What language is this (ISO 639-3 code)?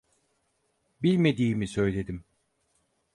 tur